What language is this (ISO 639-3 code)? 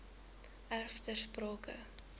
afr